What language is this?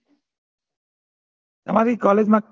Gujarati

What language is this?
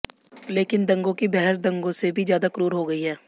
Hindi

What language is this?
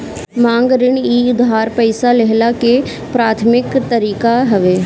Bhojpuri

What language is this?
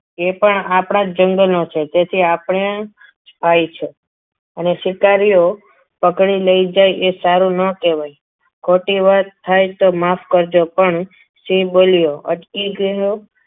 Gujarati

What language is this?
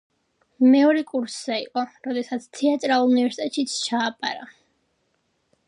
Georgian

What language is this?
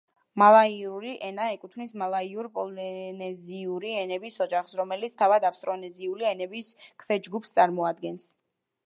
Georgian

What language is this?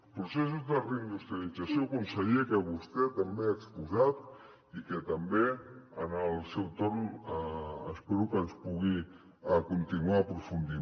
Catalan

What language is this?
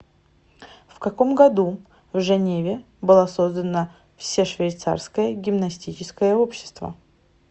Russian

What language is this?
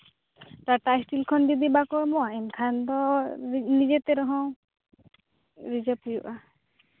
Santali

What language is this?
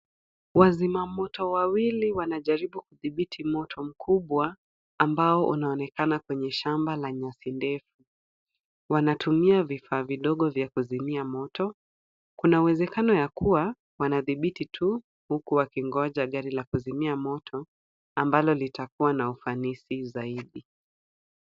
Swahili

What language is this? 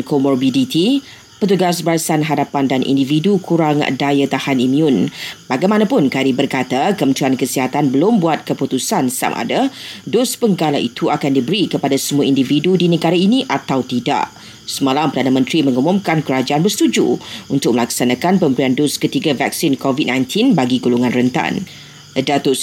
Malay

